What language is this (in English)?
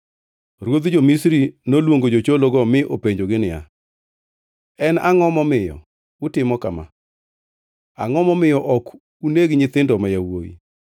Luo (Kenya and Tanzania)